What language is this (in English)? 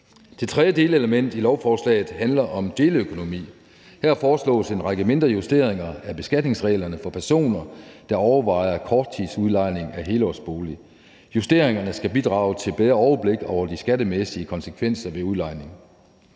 Danish